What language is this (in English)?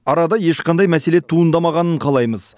Kazakh